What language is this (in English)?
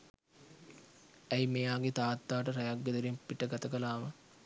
Sinhala